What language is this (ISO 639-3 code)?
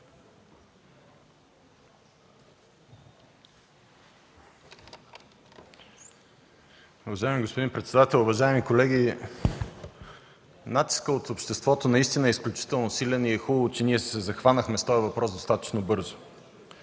bul